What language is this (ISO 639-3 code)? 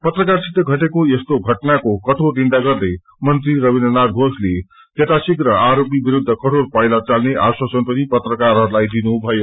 nep